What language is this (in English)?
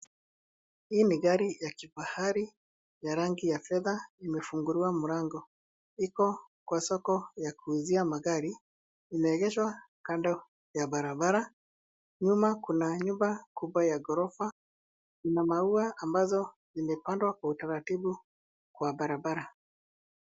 Swahili